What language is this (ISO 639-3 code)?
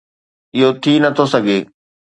snd